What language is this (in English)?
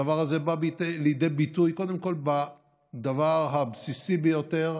Hebrew